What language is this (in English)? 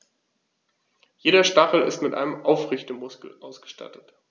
German